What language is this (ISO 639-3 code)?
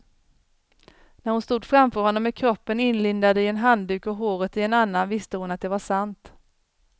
swe